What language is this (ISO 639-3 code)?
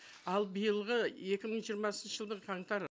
kaz